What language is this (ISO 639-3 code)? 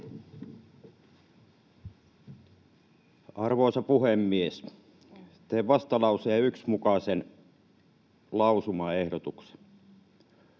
fin